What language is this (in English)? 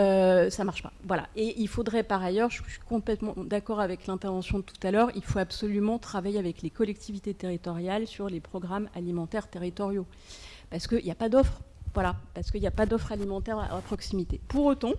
French